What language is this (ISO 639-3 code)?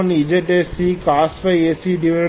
tam